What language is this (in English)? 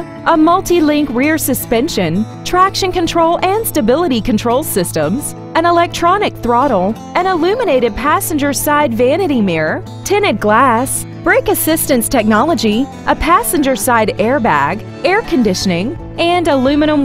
English